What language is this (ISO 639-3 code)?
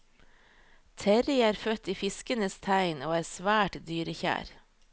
nor